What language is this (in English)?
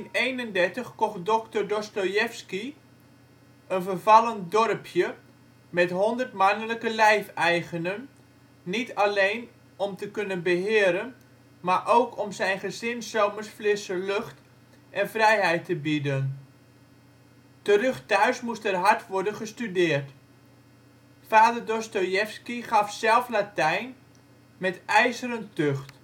Dutch